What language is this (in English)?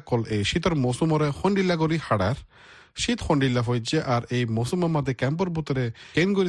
Bangla